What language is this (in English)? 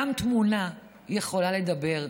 Hebrew